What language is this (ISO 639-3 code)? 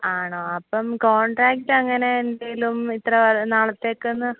mal